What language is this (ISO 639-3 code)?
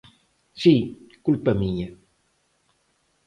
glg